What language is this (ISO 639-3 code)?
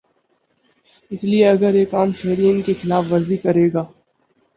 urd